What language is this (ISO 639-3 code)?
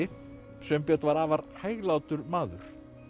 isl